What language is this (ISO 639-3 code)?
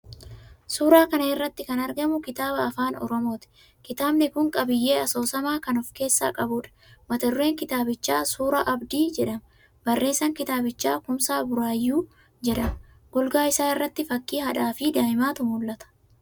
orm